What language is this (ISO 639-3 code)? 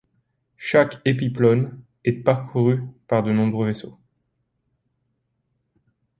fra